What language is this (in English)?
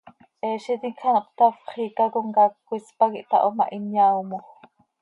Seri